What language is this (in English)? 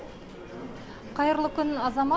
Kazakh